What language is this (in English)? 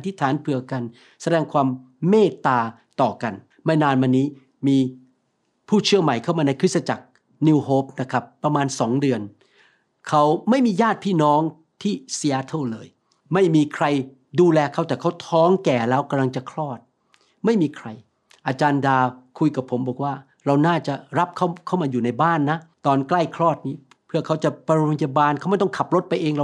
Thai